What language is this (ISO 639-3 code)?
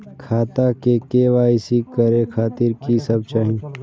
mai